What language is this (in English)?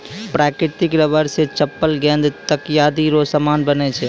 Maithili